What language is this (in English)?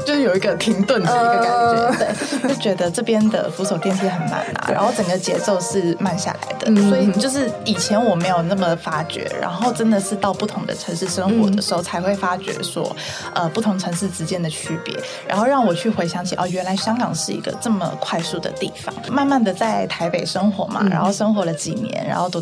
Chinese